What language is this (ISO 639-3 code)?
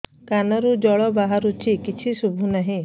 ori